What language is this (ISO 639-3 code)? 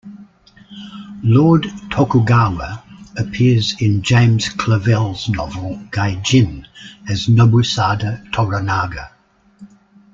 eng